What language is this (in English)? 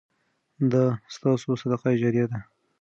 Pashto